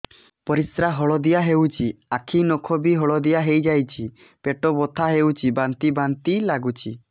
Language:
Odia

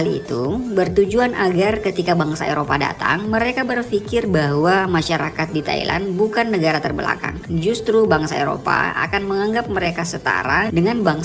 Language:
Indonesian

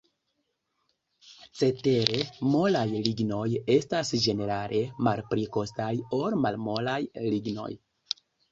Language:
Esperanto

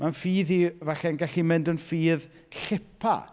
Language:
Welsh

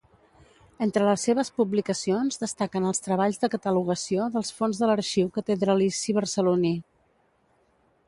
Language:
Catalan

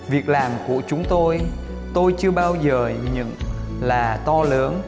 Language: Vietnamese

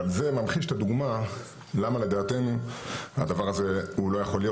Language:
Hebrew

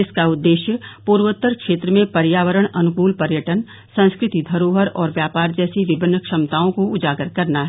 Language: Hindi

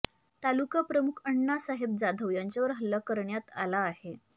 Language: Marathi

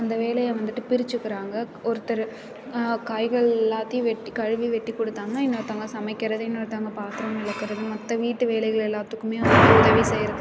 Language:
Tamil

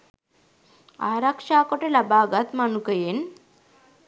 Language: Sinhala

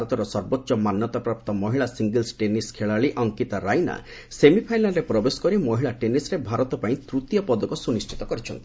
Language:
Odia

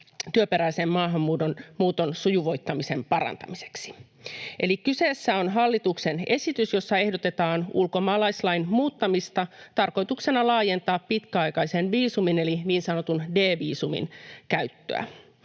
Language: Finnish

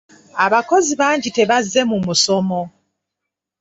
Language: Ganda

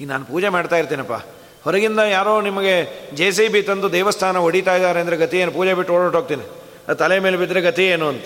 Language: Kannada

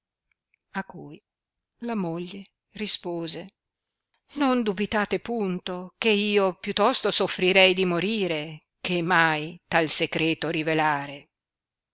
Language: Italian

